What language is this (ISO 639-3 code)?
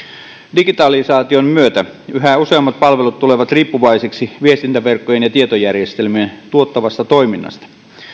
fin